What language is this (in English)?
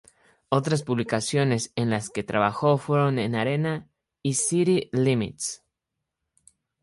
Spanish